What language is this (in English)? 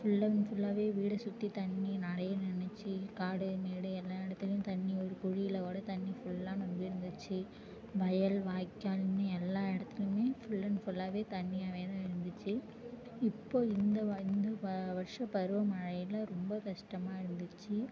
Tamil